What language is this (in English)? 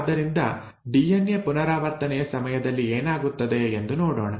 Kannada